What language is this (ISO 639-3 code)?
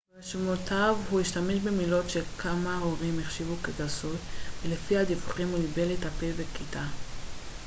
heb